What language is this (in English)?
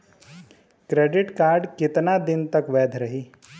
Bhojpuri